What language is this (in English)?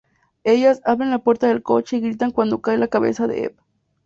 Spanish